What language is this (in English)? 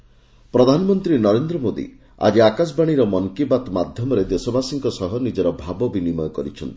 Odia